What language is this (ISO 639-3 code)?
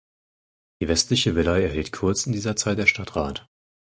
deu